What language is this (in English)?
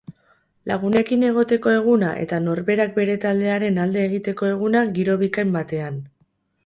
Basque